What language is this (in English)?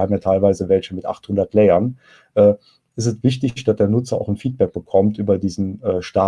German